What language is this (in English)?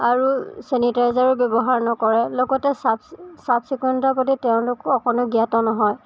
Assamese